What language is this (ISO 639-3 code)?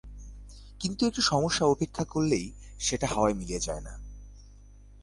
ben